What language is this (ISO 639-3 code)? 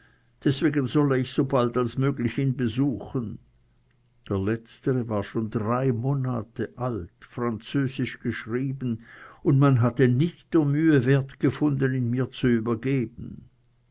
deu